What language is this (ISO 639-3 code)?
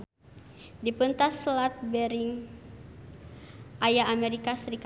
sun